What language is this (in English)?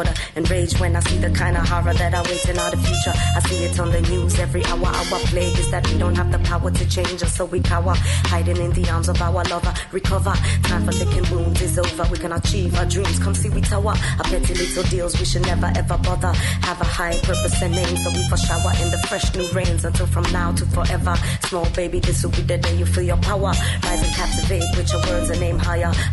Hungarian